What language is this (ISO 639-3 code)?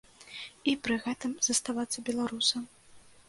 bel